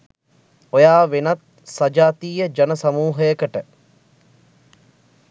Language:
Sinhala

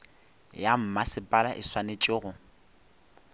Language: Northern Sotho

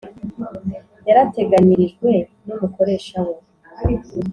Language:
Kinyarwanda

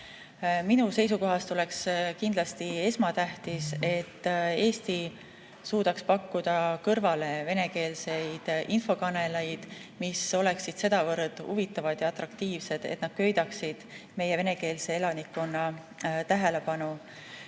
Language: Estonian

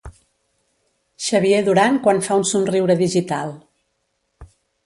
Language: Catalan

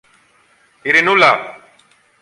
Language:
Greek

